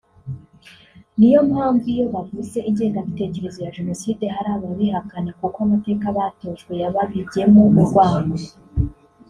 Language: Kinyarwanda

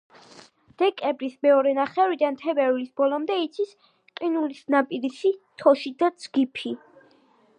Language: Georgian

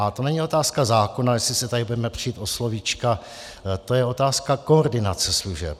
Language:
Czech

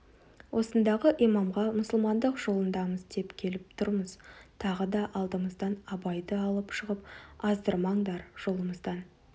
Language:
Kazakh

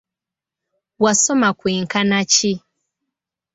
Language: Ganda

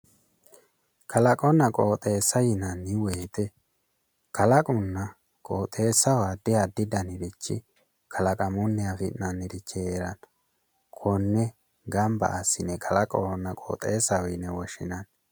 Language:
Sidamo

